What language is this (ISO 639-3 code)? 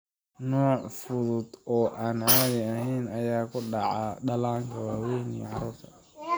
som